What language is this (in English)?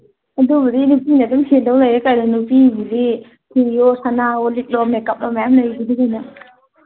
Manipuri